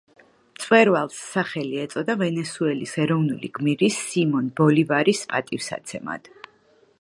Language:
Georgian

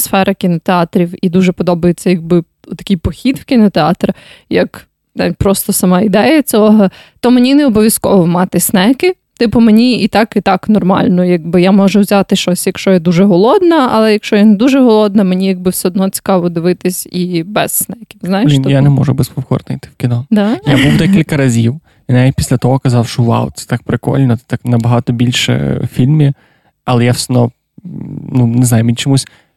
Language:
Ukrainian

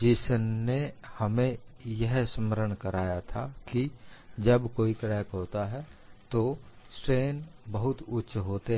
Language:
Hindi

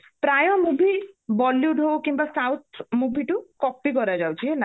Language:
Odia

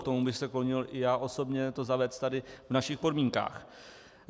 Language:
Czech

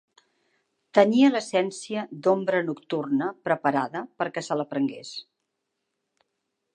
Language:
Catalan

